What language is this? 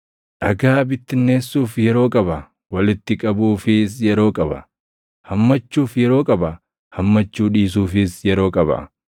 Oromo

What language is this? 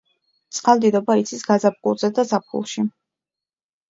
Georgian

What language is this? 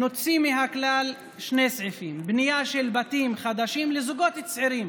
Hebrew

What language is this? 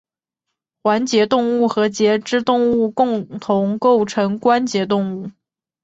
Chinese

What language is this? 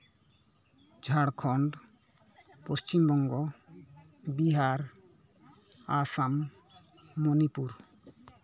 Santali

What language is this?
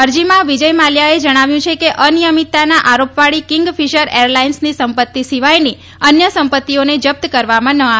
Gujarati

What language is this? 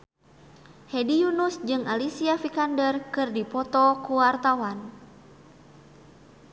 Sundanese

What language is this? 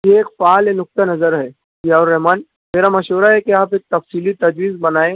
Urdu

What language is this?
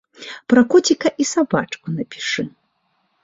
Belarusian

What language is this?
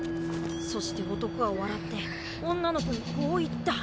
Japanese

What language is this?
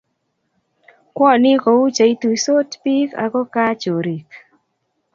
Kalenjin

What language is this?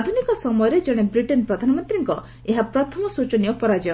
Odia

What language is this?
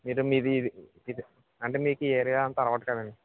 Telugu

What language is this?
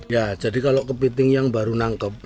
Indonesian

